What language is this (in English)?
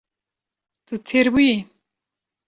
Kurdish